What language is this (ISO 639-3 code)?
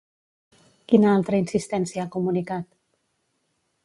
cat